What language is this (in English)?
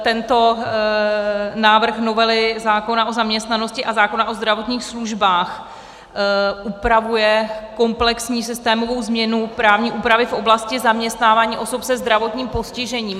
Czech